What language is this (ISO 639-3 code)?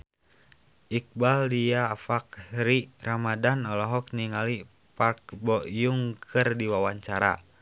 sun